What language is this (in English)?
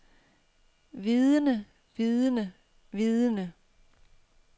Danish